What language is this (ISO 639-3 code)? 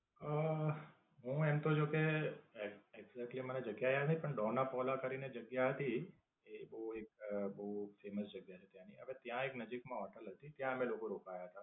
guj